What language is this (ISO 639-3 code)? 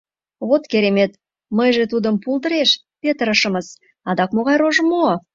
chm